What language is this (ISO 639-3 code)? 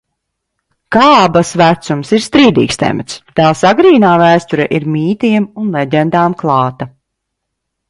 lav